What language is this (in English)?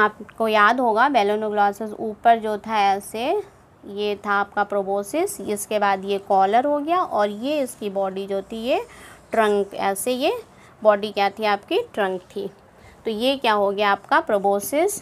Hindi